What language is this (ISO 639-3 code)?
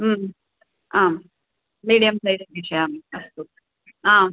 san